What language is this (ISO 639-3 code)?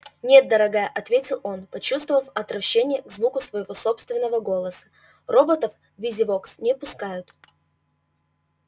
rus